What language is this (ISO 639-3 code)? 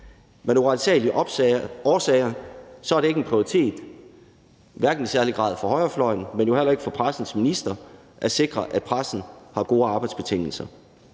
dan